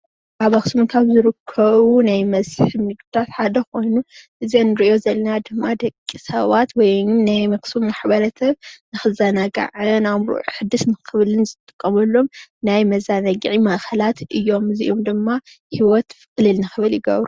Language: Tigrinya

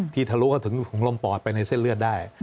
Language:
Thai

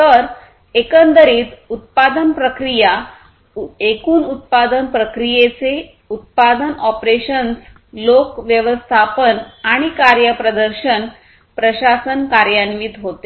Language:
Marathi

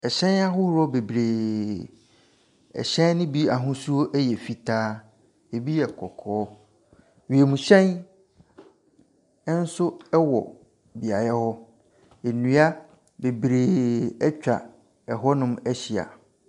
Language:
Akan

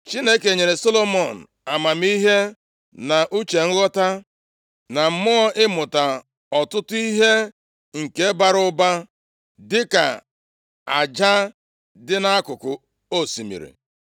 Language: Igbo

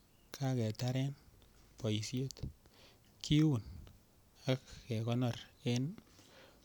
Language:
Kalenjin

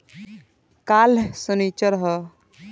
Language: Bhojpuri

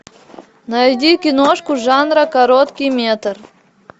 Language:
Russian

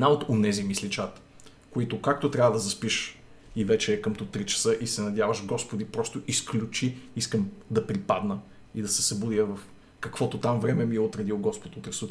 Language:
Bulgarian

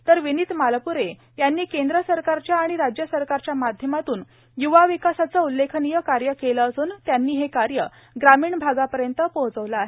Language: Marathi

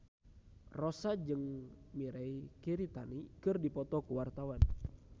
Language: Sundanese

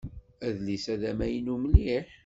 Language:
Kabyle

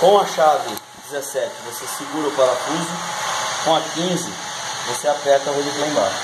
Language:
Portuguese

